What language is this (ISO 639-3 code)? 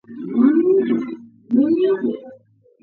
kat